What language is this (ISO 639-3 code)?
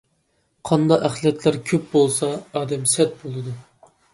uig